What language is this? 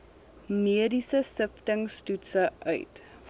Afrikaans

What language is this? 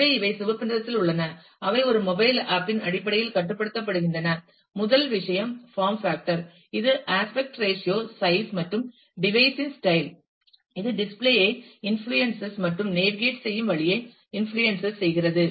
Tamil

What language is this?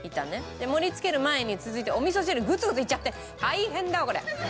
Japanese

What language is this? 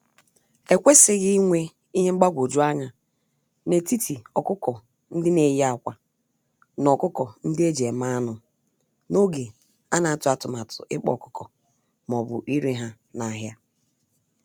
Igbo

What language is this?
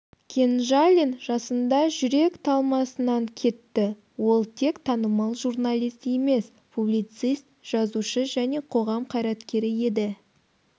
Kazakh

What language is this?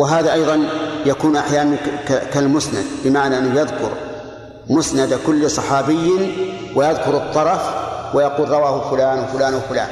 Arabic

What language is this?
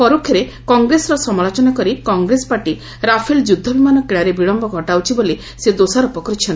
Odia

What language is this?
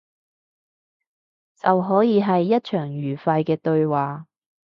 Cantonese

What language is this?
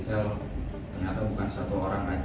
Indonesian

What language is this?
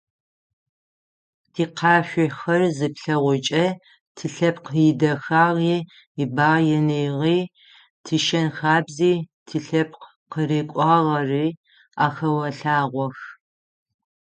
Adyghe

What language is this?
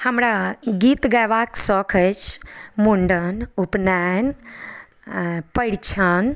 Maithili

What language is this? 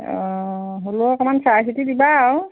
Assamese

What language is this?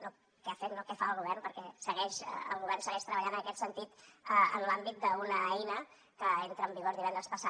Catalan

